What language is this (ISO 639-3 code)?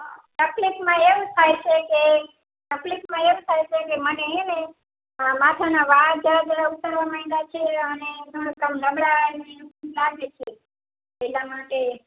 guj